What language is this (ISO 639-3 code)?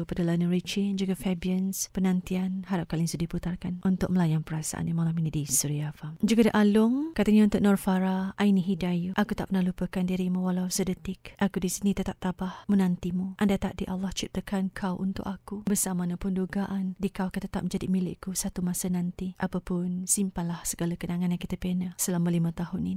msa